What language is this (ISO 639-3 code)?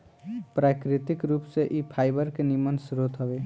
bho